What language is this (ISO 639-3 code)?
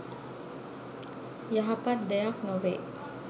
sin